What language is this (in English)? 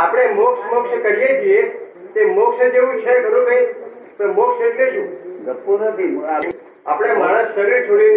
Gujarati